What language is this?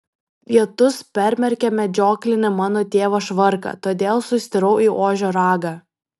Lithuanian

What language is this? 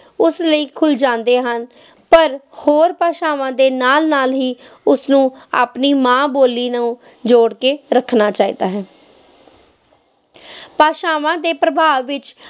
Punjabi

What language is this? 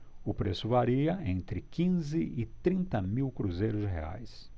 Portuguese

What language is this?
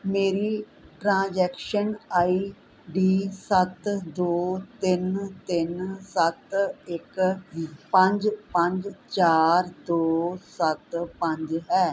Punjabi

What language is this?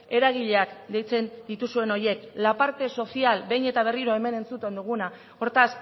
Basque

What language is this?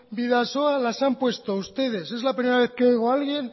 Spanish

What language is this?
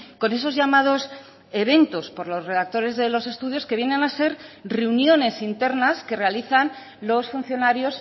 Spanish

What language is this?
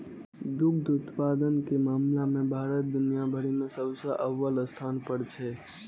Maithili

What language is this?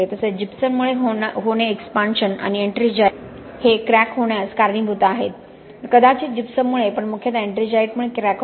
Marathi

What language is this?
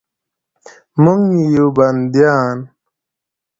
Pashto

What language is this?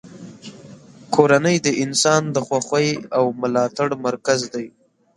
Pashto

